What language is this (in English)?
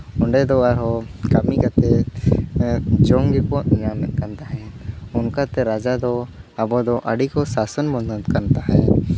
Santali